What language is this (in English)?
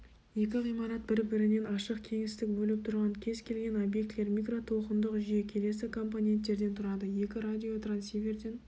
Kazakh